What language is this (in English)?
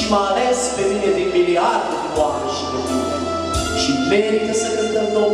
Romanian